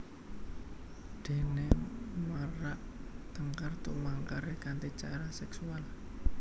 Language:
Javanese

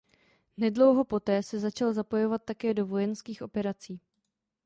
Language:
Czech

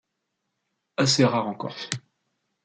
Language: French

